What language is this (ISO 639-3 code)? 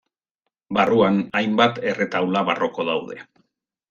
eus